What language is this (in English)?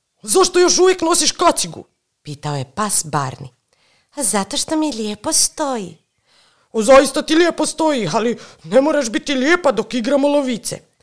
Croatian